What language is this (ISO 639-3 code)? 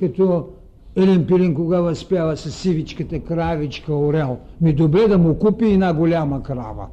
bul